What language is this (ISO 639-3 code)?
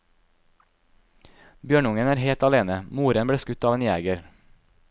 nor